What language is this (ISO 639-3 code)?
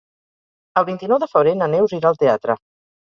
cat